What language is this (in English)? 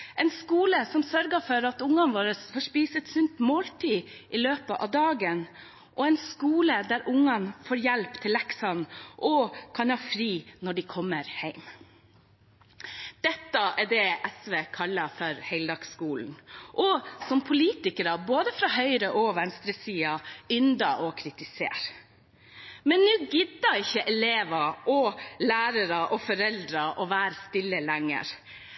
Norwegian Bokmål